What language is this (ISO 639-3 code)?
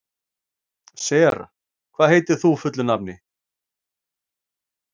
isl